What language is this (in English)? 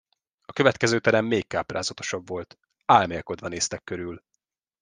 Hungarian